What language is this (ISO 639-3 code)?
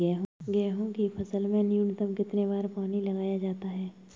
hin